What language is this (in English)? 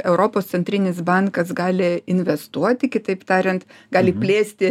Lithuanian